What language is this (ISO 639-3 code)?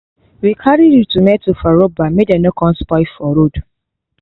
pcm